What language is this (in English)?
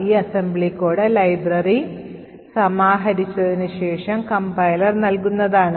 Malayalam